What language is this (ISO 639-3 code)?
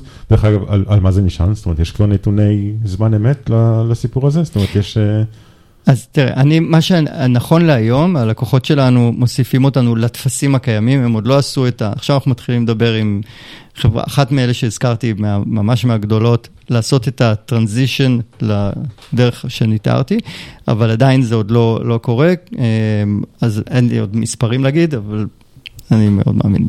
heb